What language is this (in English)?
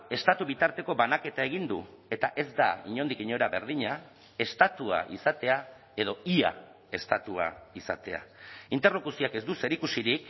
Basque